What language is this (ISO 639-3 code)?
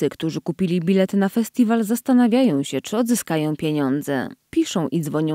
pol